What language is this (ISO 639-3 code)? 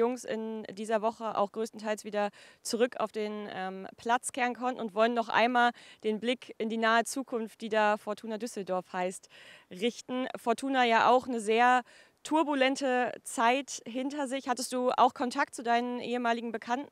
deu